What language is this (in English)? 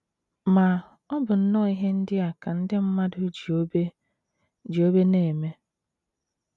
Igbo